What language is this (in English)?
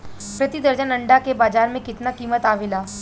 Bhojpuri